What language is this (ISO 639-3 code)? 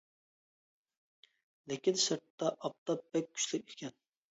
uig